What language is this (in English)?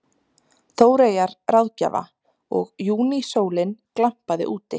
Icelandic